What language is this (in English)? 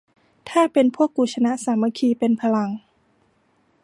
Thai